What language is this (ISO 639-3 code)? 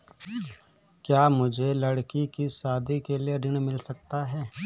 hin